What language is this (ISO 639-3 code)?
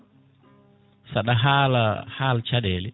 ful